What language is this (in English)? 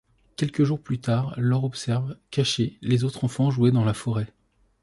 French